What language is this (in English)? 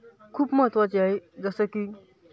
Marathi